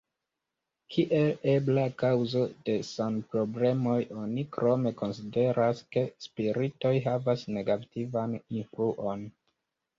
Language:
Esperanto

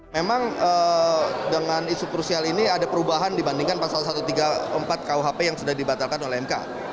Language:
Indonesian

